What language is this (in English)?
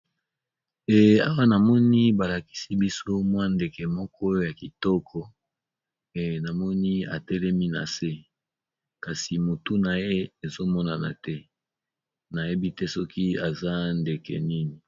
Lingala